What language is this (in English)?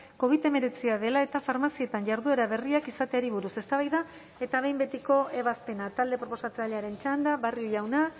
Basque